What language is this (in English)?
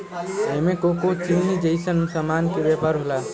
Bhojpuri